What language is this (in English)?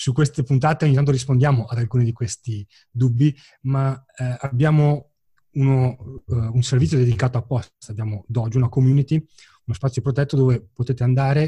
Italian